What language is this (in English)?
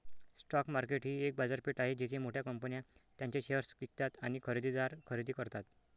Marathi